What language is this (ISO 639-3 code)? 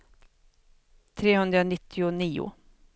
swe